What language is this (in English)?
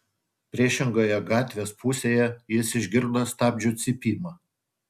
Lithuanian